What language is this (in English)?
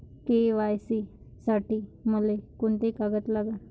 Marathi